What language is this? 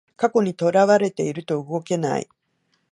Japanese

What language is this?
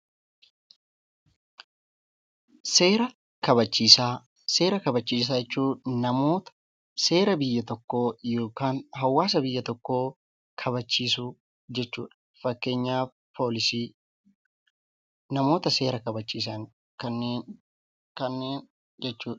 Oromo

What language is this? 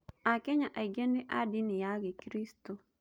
Kikuyu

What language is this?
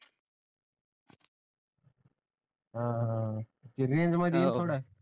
Marathi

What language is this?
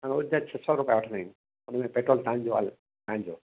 Sindhi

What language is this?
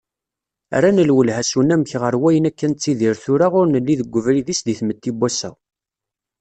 Kabyle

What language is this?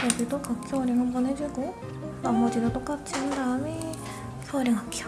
Korean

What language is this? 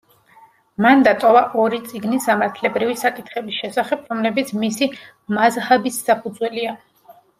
Georgian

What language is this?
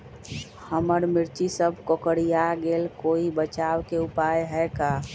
Magahi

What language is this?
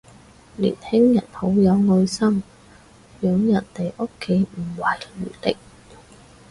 Cantonese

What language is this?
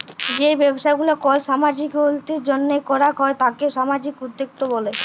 Bangla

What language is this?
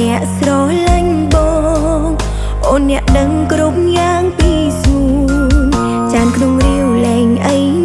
Thai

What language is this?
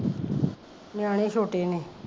Punjabi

